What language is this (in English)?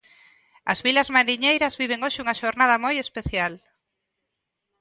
Galician